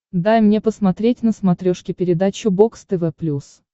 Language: Russian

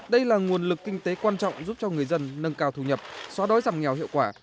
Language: Vietnamese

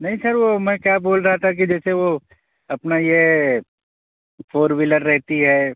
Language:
Urdu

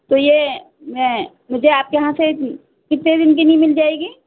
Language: Urdu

